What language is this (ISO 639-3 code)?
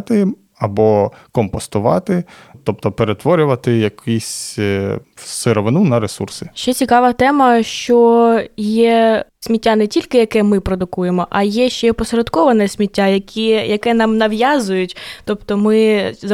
ukr